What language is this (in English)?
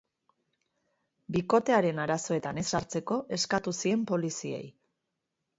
Basque